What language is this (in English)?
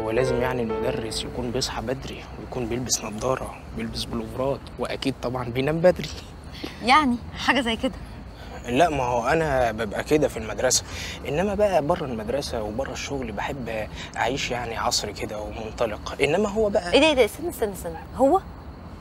Arabic